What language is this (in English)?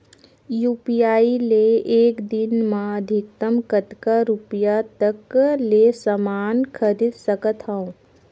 Chhattisgarhi